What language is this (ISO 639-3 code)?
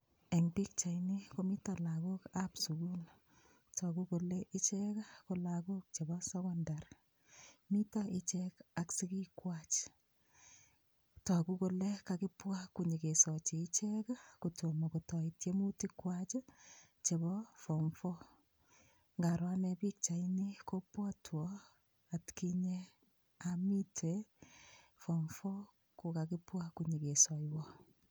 kln